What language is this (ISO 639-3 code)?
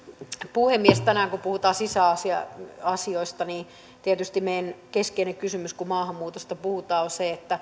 fin